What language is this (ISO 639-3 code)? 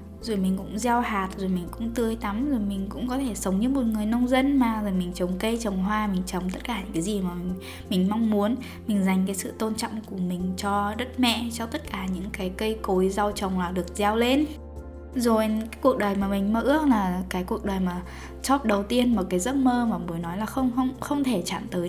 vie